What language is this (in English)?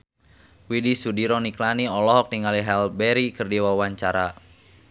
Sundanese